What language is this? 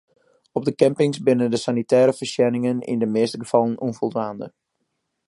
Western Frisian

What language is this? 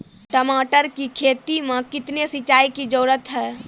Maithili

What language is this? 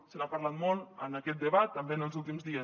Catalan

